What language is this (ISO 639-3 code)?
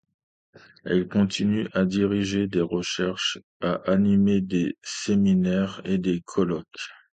fra